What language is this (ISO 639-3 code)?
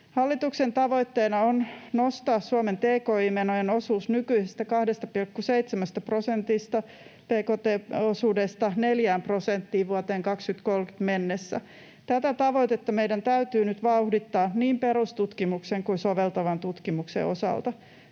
fin